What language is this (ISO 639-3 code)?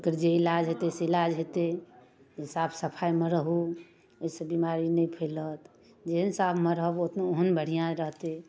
mai